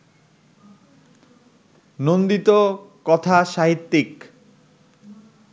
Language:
Bangla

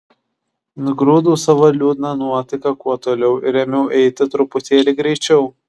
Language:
Lithuanian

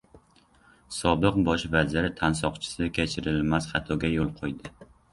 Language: Uzbek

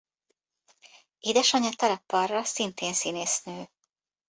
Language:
Hungarian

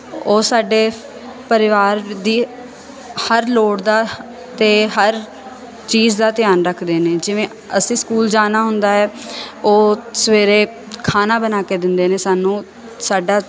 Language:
Punjabi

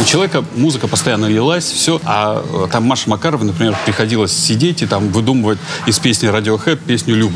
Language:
Russian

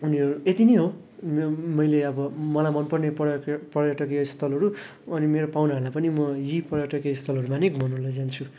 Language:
Nepali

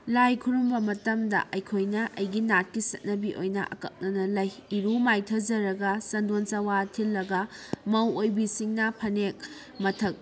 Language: Manipuri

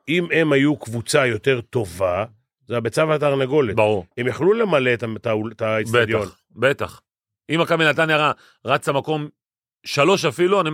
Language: Hebrew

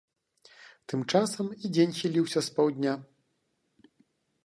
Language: Belarusian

